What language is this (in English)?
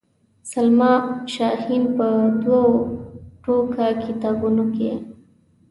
Pashto